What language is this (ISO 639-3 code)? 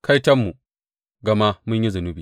hau